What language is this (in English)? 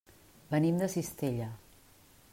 Catalan